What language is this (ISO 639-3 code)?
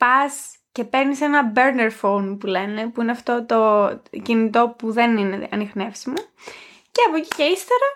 ell